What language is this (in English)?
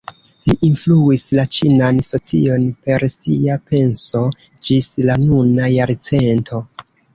Esperanto